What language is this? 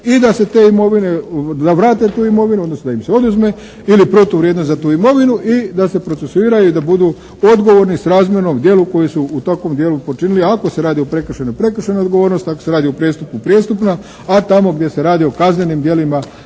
Croatian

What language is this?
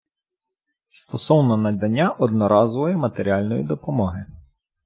Ukrainian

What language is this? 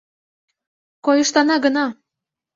Mari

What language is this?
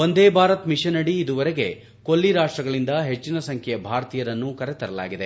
Kannada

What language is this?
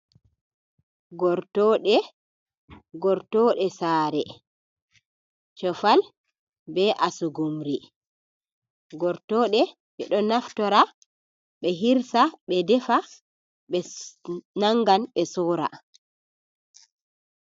Fula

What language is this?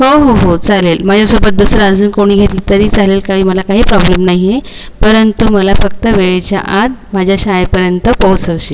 Marathi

